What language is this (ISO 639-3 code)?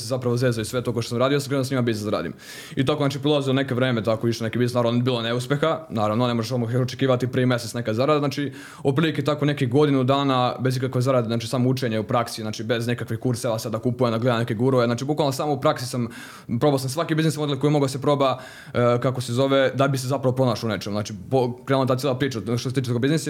hrv